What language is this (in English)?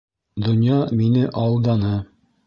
Bashkir